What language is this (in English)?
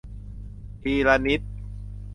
Thai